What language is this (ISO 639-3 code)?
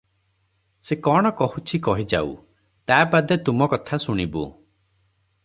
ori